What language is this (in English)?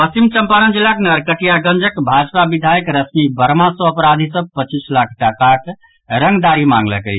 Maithili